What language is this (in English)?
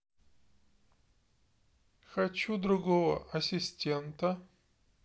Russian